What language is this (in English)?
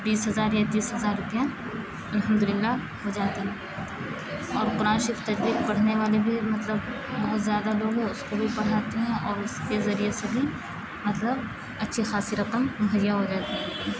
Urdu